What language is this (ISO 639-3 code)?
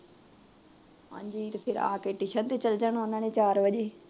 pan